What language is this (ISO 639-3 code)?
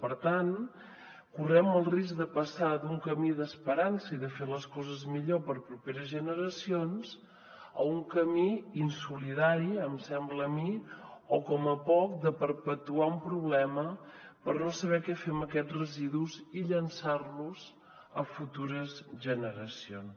cat